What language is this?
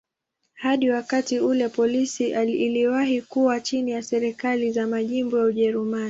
Swahili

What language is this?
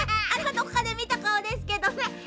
Japanese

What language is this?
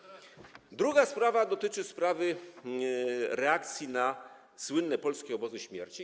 Polish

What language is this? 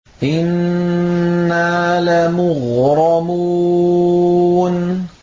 Arabic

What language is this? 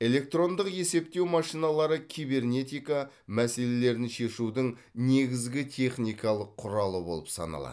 Kazakh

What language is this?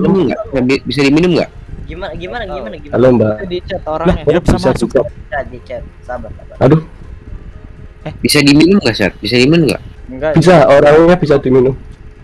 Indonesian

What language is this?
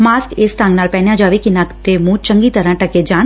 Punjabi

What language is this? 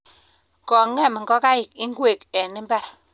Kalenjin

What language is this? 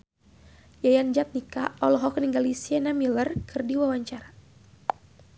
Sundanese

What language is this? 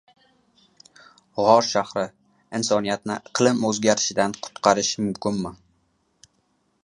Uzbek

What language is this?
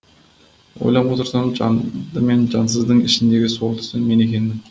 Kazakh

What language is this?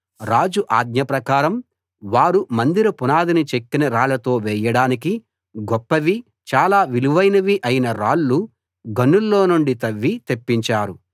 Telugu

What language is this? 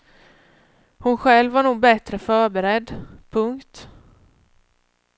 Swedish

